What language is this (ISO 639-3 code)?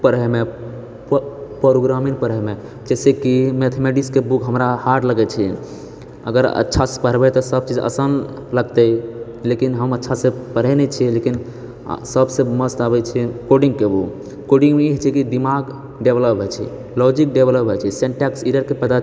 mai